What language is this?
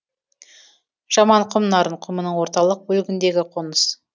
Kazakh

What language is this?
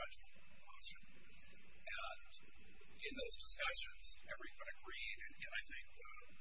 English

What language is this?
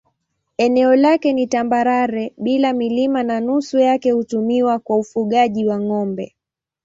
Swahili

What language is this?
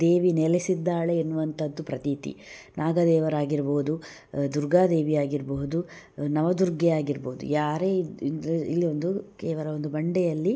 Kannada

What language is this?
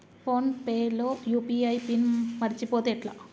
Telugu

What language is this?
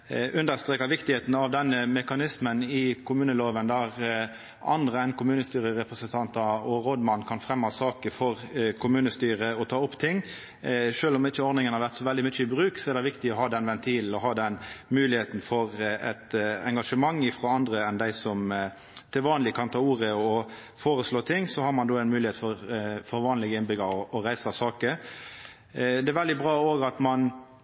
Norwegian Nynorsk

